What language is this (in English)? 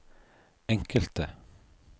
Norwegian